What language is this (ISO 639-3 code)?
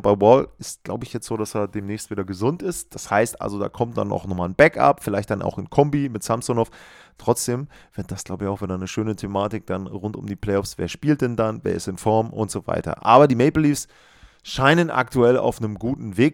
deu